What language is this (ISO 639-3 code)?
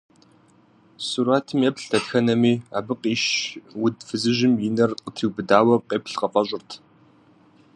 kbd